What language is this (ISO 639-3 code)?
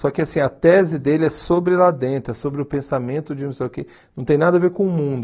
por